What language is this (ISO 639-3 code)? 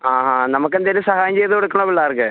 mal